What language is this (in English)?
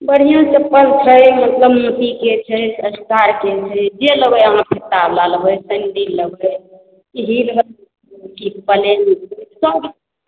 Maithili